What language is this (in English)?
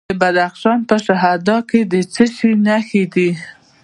Pashto